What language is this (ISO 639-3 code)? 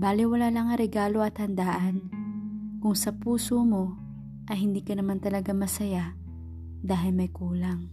fil